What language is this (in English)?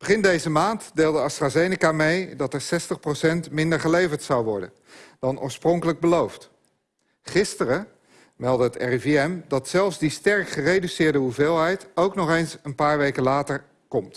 Dutch